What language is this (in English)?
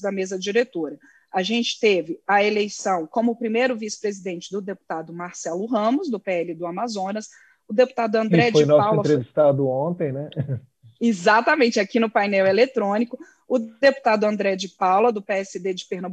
Portuguese